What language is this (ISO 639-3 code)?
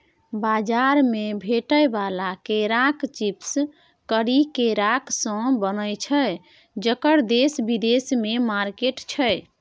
mai